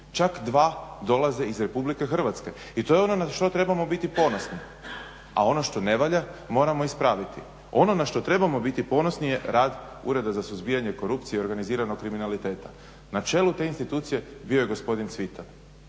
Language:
Croatian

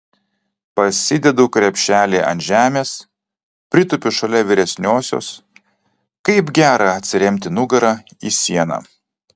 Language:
Lithuanian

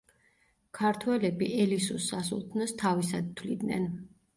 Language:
Georgian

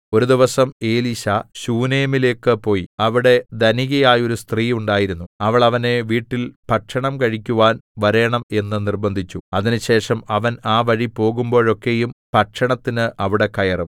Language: Malayalam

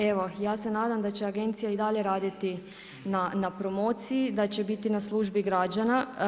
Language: Croatian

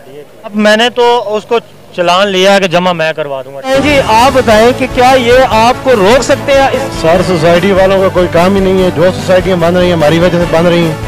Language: Hindi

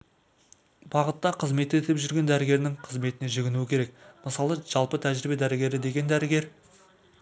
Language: Kazakh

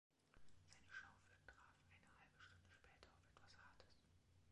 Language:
German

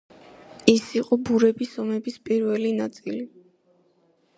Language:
Georgian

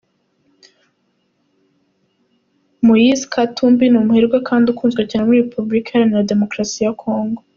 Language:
Kinyarwanda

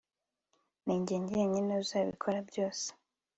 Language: Kinyarwanda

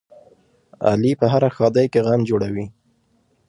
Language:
Pashto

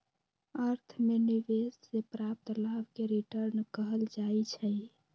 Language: Magahi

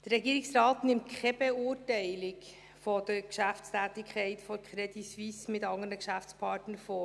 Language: Swiss German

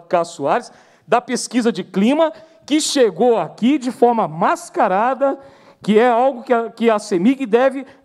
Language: Portuguese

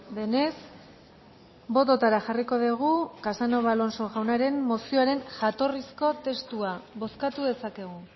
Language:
Basque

